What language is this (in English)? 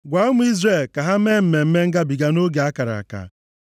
Igbo